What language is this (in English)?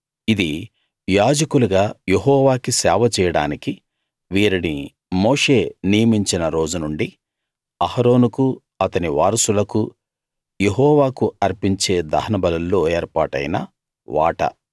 Telugu